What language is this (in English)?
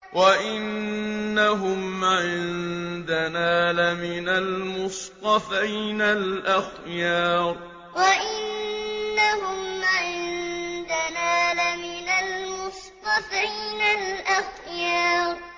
Arabic